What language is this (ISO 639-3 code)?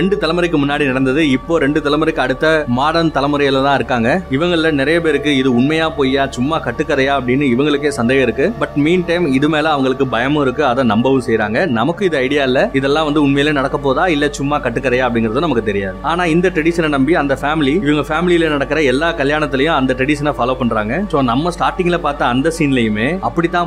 tam